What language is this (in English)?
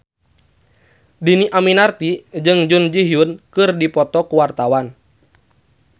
Sundanese